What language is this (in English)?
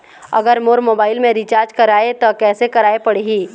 Chhattisgarhi